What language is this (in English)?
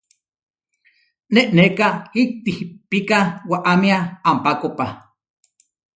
Huarijio